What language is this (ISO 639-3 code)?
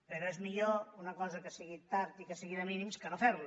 cat